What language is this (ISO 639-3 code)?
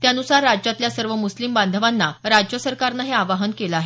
mar